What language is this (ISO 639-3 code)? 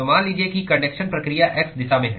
hin